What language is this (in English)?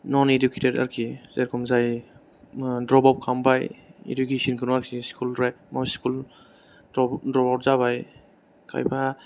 Bodo